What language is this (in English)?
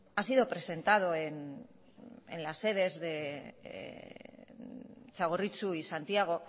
Spanish